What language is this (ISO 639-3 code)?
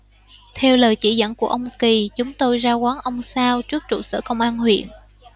vie